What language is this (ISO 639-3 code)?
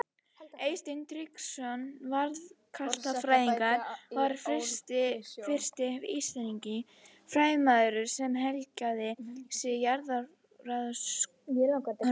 isl